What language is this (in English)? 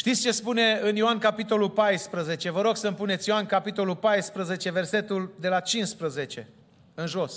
Romanian